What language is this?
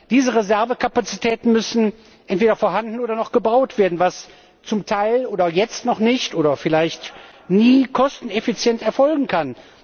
German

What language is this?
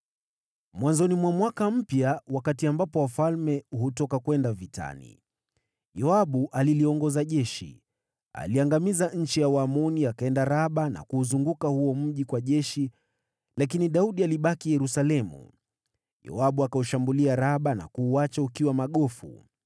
Swahili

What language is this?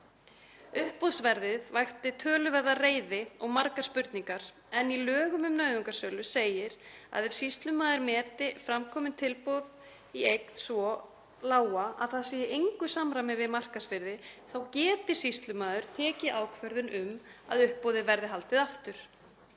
Icelandic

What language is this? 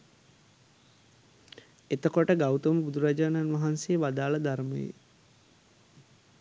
Sinhala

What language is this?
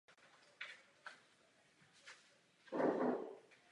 Czech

